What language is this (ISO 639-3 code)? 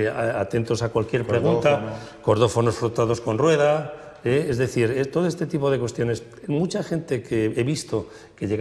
spa